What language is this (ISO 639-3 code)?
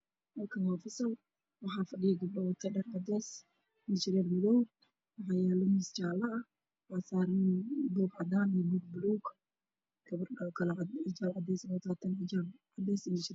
som